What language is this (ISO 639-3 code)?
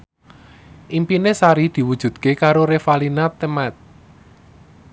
jav